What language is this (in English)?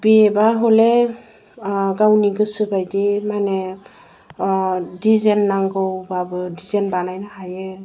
Bodo